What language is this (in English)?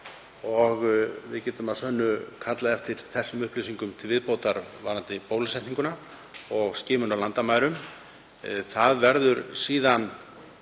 Icelandic